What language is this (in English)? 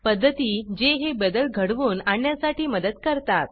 Marathi